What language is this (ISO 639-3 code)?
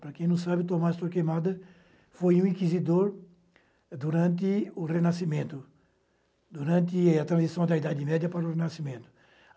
por